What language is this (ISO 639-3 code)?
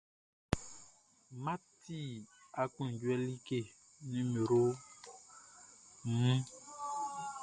bci